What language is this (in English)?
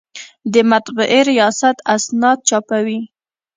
Pashto